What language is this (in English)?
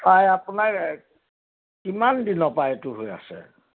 Assamese